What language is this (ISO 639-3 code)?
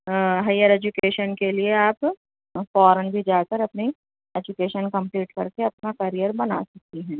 urd